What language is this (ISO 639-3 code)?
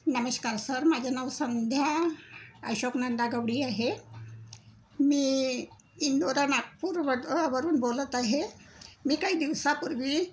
mar